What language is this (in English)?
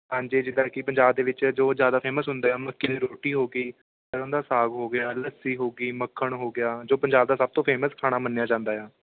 Punjabi